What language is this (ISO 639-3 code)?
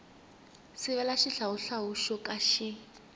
tso